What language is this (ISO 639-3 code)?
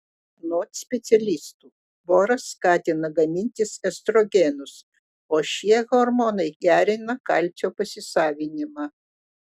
lit